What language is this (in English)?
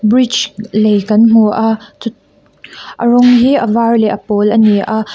Mizo